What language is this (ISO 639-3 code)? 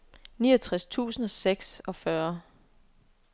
dan